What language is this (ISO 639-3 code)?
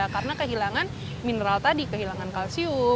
ind